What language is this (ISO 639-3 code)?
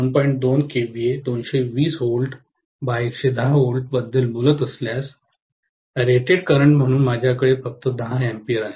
mar